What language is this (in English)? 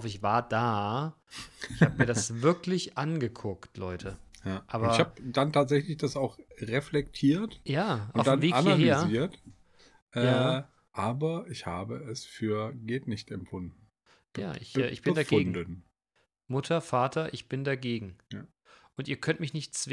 German